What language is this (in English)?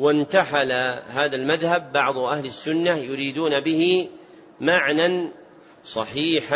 Arabic